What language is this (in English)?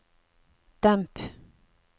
Norwegian